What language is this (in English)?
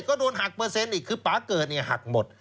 Thai